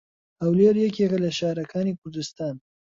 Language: Central Kurdish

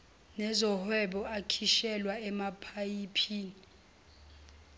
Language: Zulu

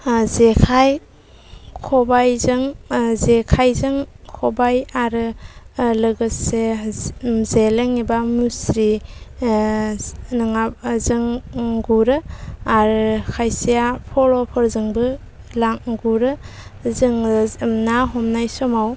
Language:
Bodo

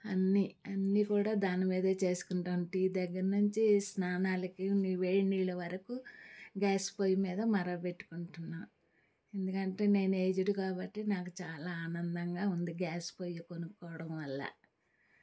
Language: Telugu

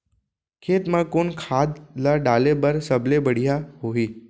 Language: Chhattisgarhi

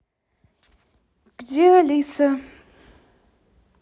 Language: Russian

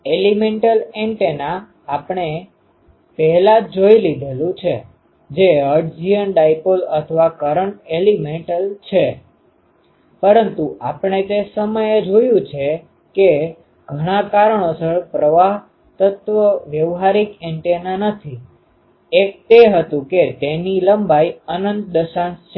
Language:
Gujarati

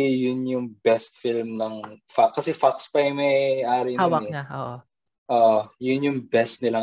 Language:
Filipino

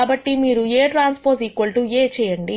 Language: Telugu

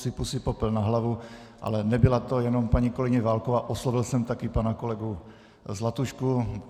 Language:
Czech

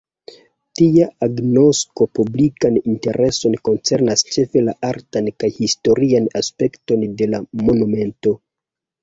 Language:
Esperanto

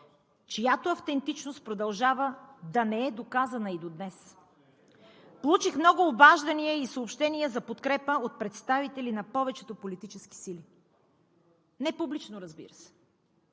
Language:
Bulgarian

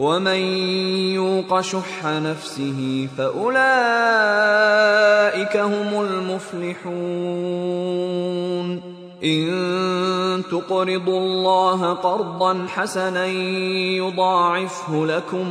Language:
Filipino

